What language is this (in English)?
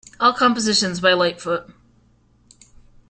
English